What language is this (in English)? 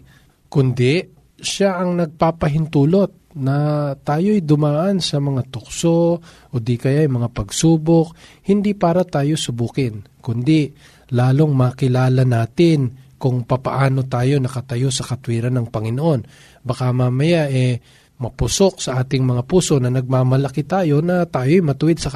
Filipino